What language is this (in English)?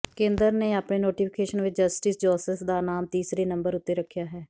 Punjabi